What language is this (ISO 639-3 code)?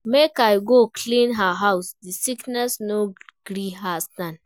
pcm